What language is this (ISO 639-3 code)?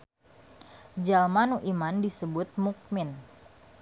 sun